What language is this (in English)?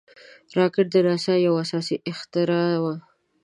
Pashto